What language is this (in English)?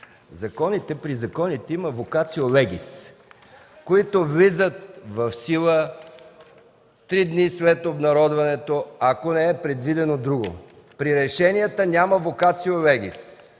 Bulgarian